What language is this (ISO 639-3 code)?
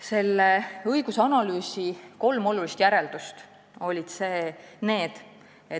est